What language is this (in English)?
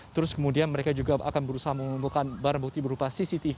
Indonesian